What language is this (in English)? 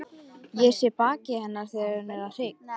Icelandic